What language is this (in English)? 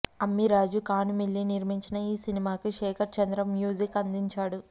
Telugu